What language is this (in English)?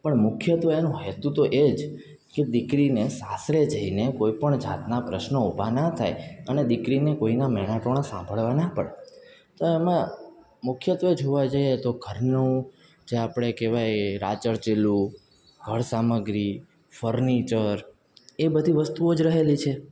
Gujarati